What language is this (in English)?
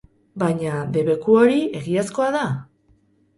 Basque